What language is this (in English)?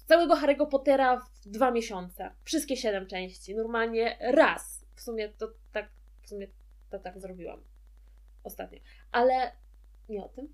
Polish